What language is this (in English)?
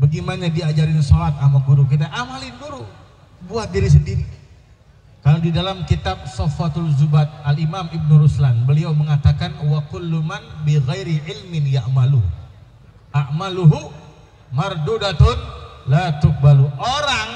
Indonesian